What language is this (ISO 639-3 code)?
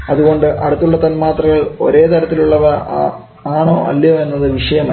mal